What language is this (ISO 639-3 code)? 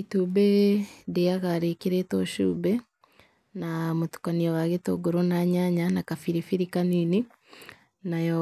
kik